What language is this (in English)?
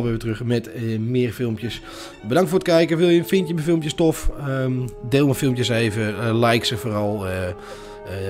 Dutch